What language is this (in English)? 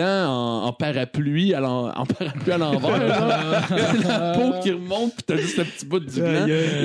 French